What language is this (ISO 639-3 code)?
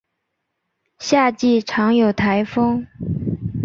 zho